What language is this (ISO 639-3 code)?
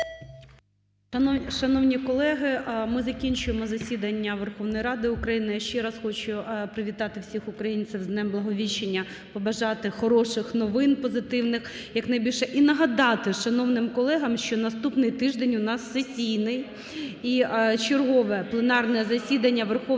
ukr